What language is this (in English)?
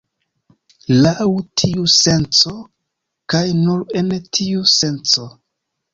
Esperanto